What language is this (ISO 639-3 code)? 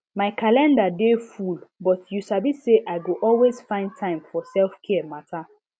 pcm